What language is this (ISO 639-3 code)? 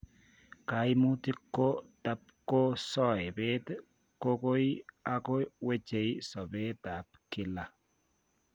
kln